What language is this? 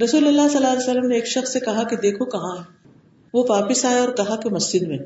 Urdu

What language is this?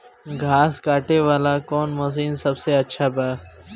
Bhojpuri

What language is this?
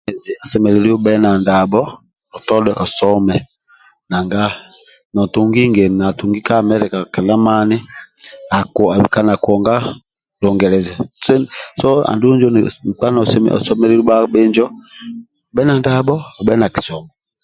Amba (Uganda)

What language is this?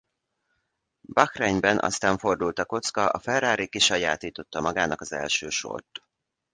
Hungarian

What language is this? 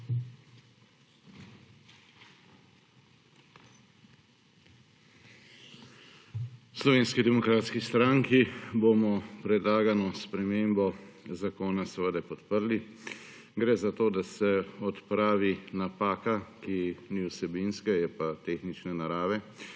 Slovenian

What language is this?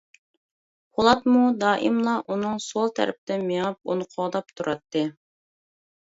Uyghur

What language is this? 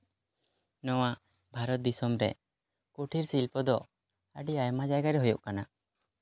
Santali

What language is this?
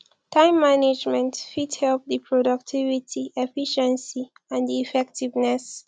Nigerian Pidgin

